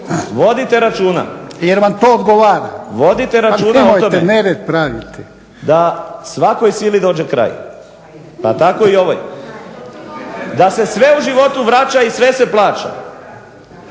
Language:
Croatian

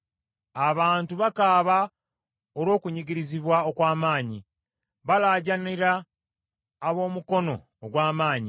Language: Ganda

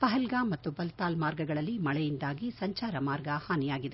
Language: Kannada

